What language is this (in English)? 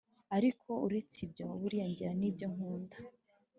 Kinyarwanda